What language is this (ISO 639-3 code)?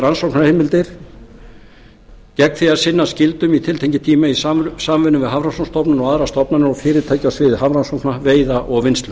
isl